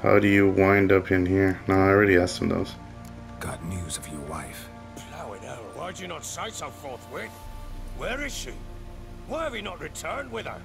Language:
English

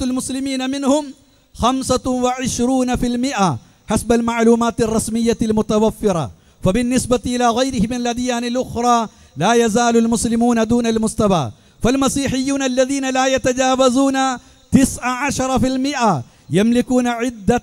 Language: Arabic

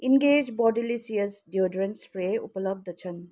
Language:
Nepali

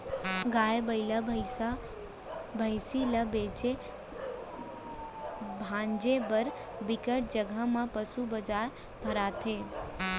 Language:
Chhattisgarhi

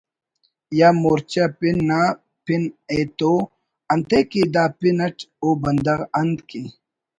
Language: Brahui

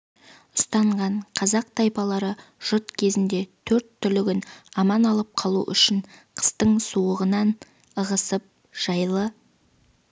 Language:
Kazakh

